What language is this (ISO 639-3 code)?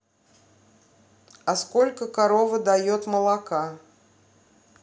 rus